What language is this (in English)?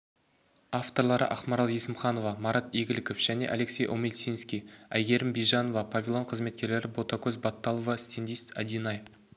Kazakh